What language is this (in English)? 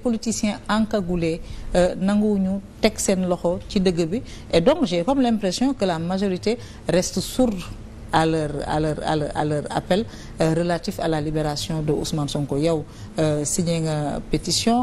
French